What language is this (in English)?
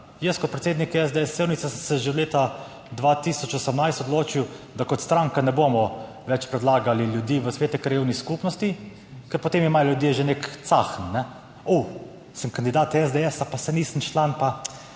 Slovenian